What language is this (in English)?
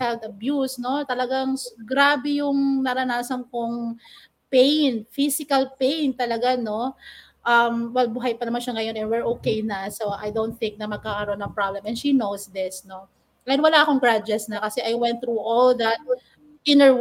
Filipino